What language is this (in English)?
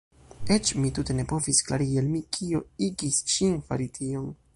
Esperanto